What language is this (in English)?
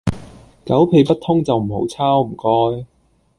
Cantonese